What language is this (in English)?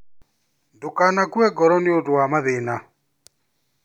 Kikuyu